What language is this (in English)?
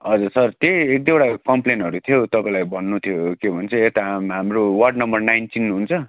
Nepali